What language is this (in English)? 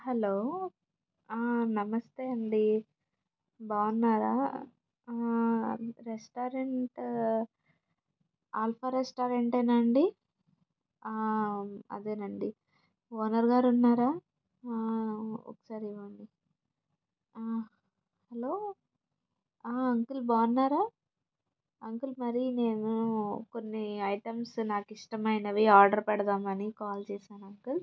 Telugu